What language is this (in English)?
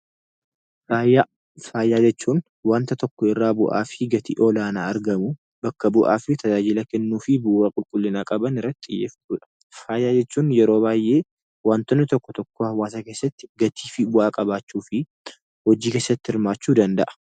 Oromo